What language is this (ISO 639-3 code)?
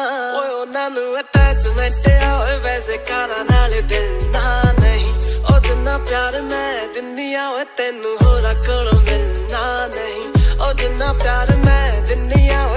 pan